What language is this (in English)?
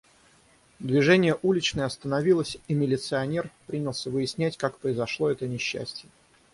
Russian